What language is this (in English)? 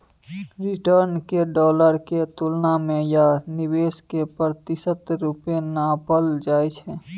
Maithili